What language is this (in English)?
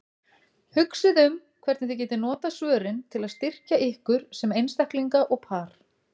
Icelandic